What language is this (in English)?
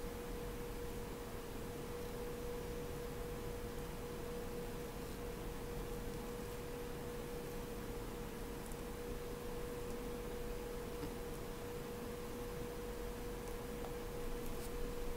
German